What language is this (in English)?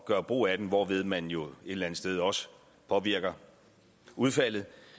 Danish